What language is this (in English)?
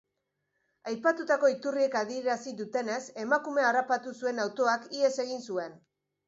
Basque